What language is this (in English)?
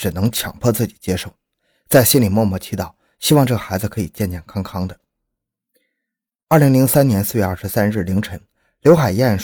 Chinese